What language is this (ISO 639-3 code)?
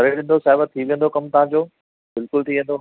snd